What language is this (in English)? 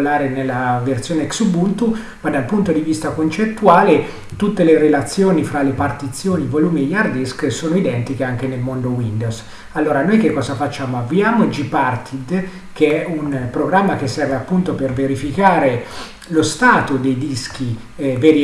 Italian